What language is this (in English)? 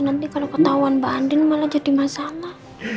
Indonesian